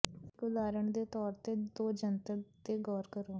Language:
Punjabi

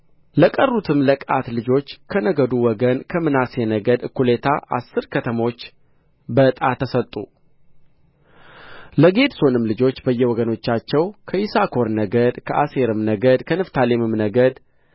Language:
Amharic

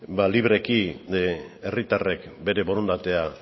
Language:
Basque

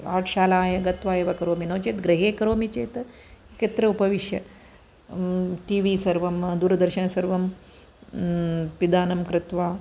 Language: Sanskrit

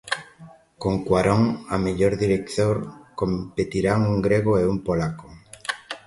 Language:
Galician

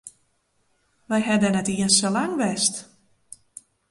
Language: Western Frisian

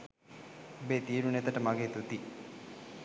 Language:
Sinhala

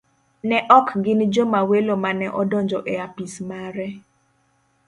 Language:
Luo (Kenya and Tanzania)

